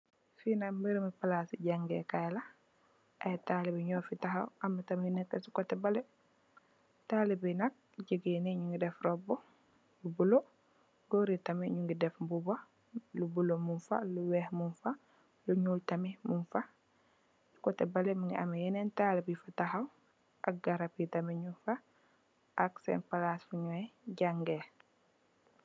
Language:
Wolof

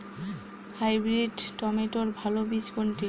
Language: Bangla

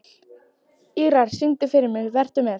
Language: Icelandic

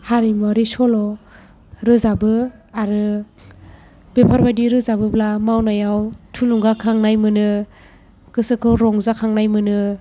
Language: Bodo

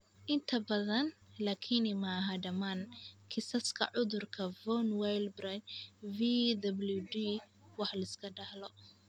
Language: Somali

